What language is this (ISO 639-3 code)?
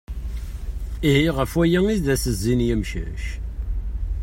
kab